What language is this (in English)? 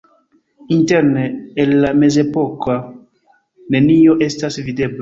Esperanto